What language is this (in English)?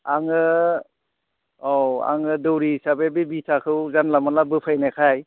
Bodo